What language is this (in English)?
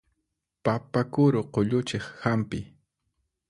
Puno Quechua